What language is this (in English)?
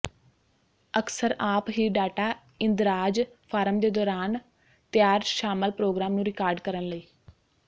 Punjabi